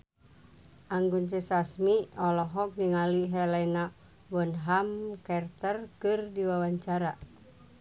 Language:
Sundanese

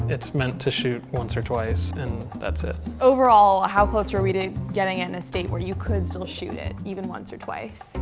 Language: English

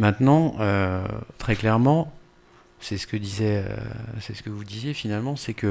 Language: French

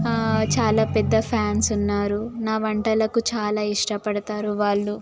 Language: Telugu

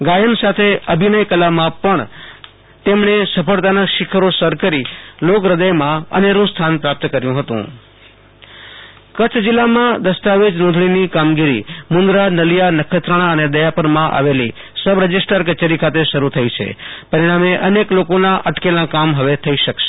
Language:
Gujarati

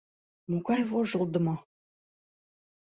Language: Mari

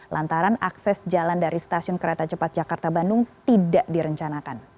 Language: Indonesian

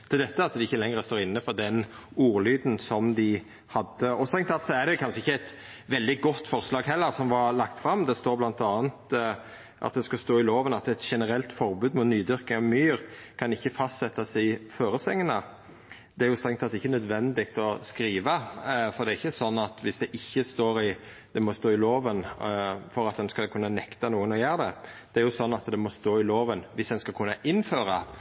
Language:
Norwegian Nynorsk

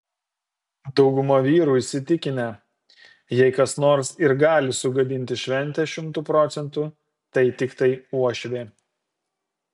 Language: Lithuanian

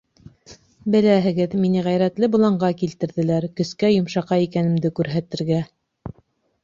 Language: Bashkir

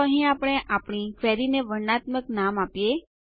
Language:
Gujarati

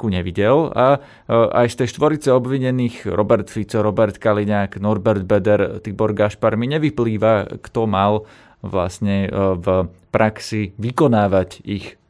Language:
Slovak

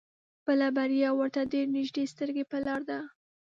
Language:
Pashto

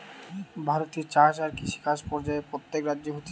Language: Bangla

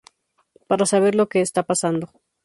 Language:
Spanish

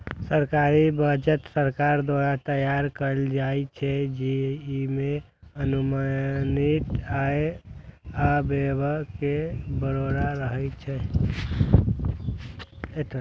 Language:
Maithili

